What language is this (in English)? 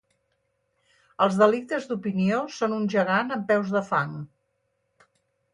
Catalan